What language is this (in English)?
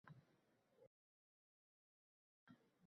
Uzbek